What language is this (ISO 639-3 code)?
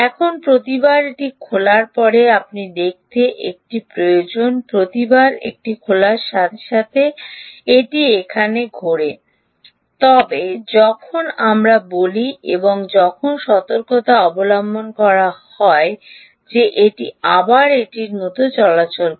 ben